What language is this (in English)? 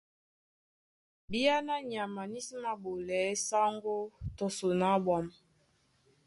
Duala